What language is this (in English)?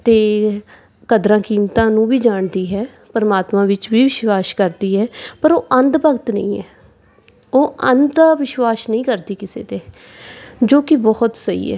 Punjabi